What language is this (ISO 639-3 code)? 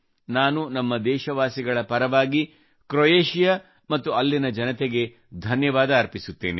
kan